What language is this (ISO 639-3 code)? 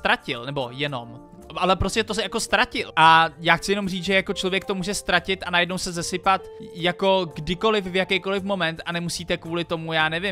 ces